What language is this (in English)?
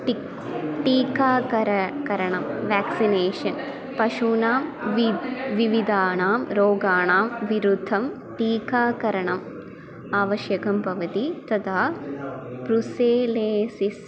Sanskrit